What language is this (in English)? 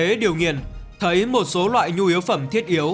Vietnamese